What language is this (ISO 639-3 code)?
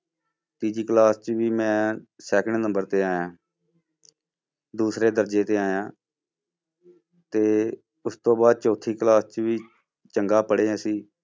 pan